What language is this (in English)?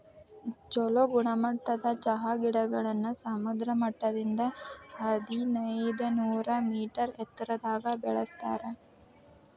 Kannada